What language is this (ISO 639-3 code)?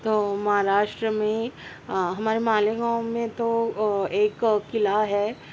urd